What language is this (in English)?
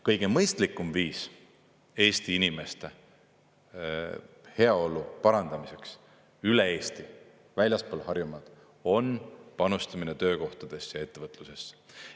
Estonian